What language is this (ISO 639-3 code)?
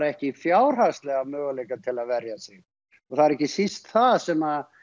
isl